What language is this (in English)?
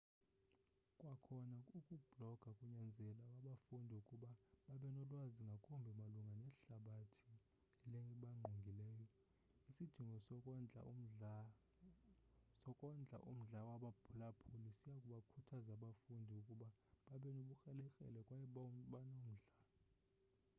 Xhosa